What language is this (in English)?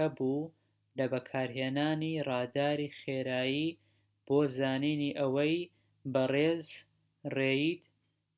Central Kurdish